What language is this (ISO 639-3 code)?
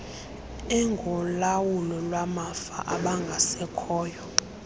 xho